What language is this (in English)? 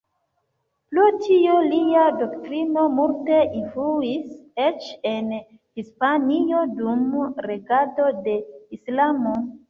Esperanto